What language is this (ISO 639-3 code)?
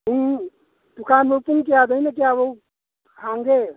mni